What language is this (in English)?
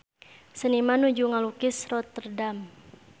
Sundanese